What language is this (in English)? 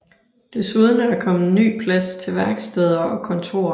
Danish